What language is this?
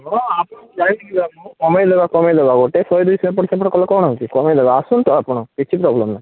Odia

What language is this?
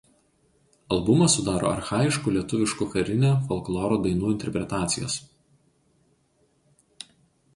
Lithuanian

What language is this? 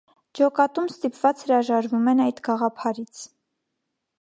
Armenian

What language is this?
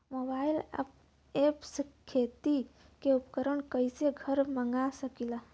Bhojpuri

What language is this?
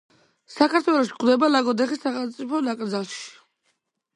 Georgian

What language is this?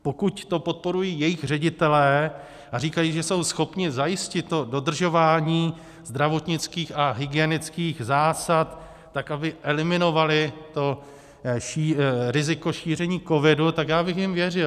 Czech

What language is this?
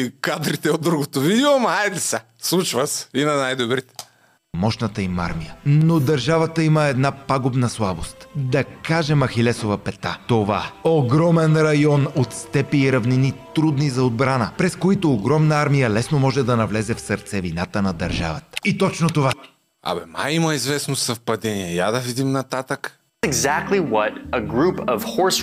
Bulgarian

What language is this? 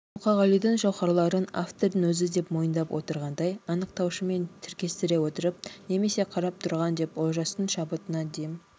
Kazakh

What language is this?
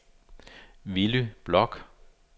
Danish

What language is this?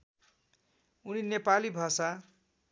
Nepali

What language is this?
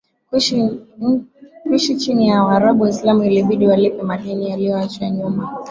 Swahili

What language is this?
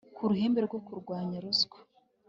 Kinyarwanda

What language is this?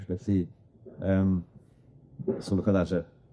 Welsh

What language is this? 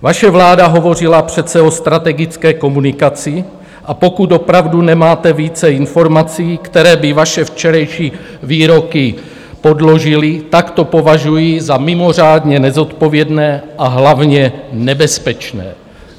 Czech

